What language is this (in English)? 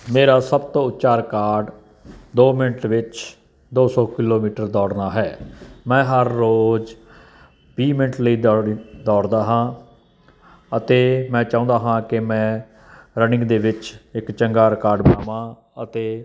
Punjabi